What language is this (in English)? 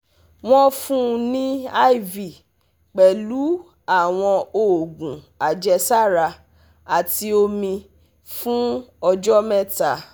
Yoruba